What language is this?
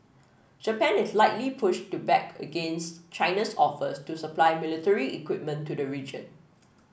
English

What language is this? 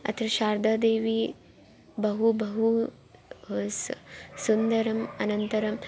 Sanskrit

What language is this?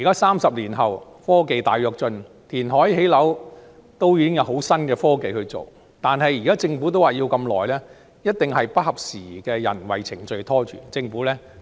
Cantonese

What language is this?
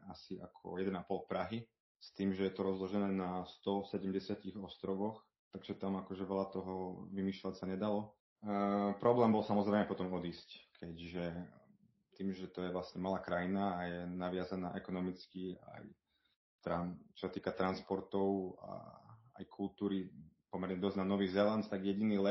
Slovak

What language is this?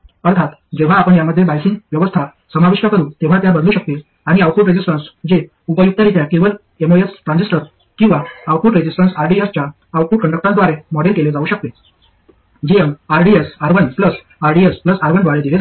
Marathi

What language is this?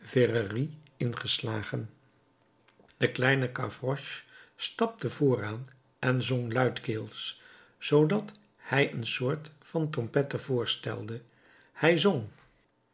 Dutch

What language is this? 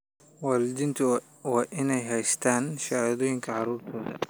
Somali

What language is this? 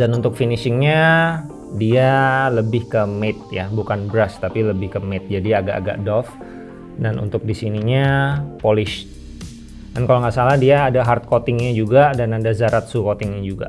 Indonesian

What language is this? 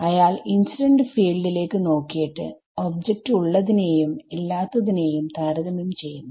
Malayalam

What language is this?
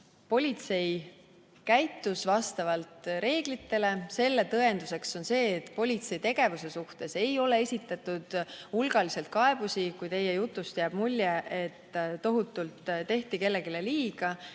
Estonian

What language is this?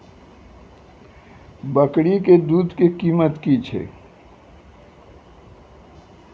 Maithili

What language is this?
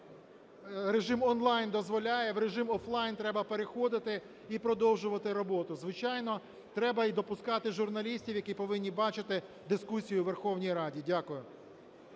Ukrainian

